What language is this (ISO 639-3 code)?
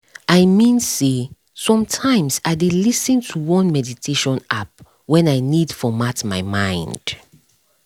pcm